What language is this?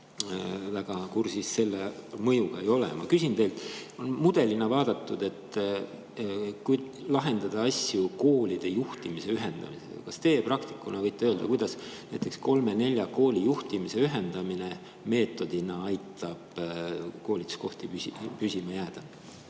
Estonian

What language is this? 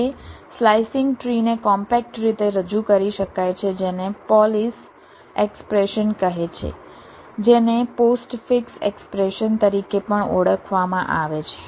Gujarati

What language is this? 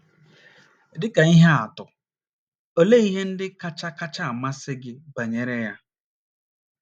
Igbo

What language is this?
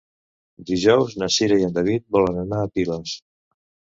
Catalan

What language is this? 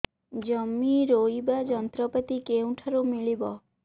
Odia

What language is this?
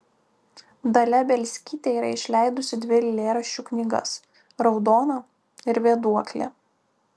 Lithuanian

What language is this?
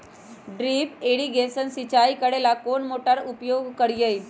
Magahi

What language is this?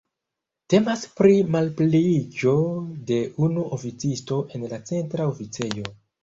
Esperanto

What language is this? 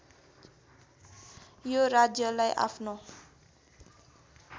Nepali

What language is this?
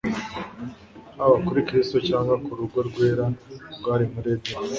Kinyarwanda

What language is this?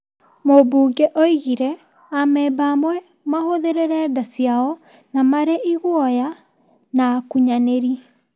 Kikuyu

